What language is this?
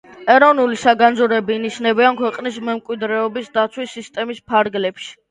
Georgian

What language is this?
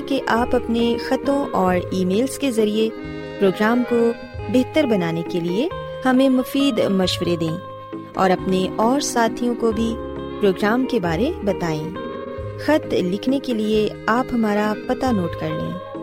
Urdu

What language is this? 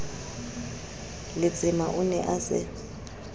Southern Sotho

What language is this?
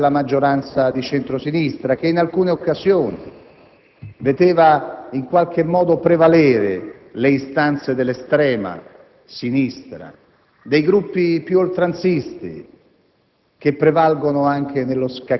Italian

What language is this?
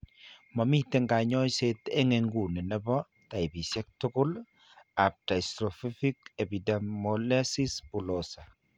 Kalenjin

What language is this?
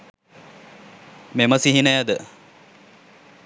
Sinhala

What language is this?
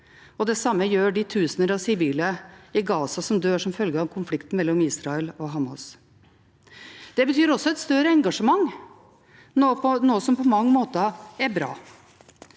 Norwegian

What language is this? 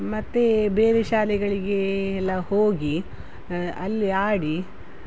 Kannada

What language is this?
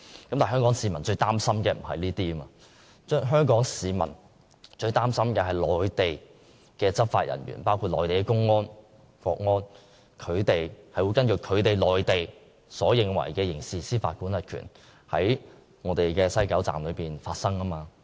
Cantonese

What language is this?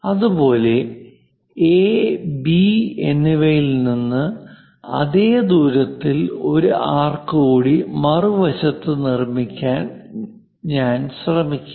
Malayalam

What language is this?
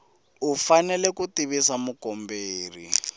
Tsonga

